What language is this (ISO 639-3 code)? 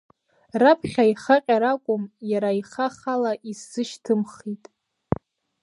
abk